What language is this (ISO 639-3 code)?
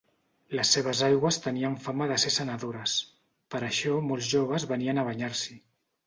cat